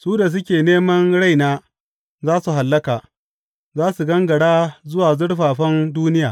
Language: Hausa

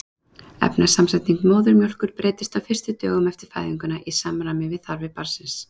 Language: Icelandic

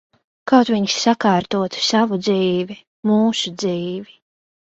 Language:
Latvian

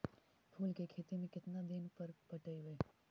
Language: Magahi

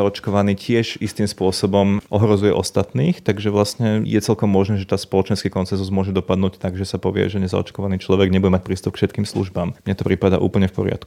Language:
Slovak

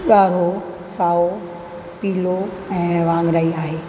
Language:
Sindhi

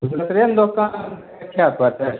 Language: Maithili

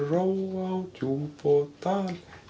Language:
Icelandic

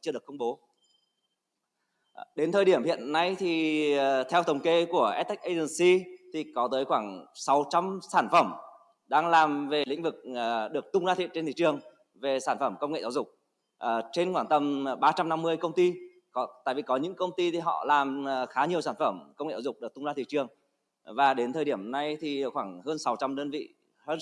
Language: Vietnamese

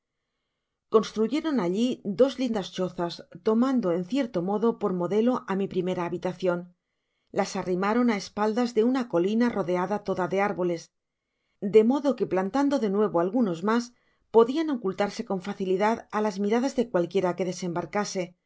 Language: Spanish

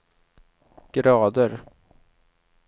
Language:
Swedish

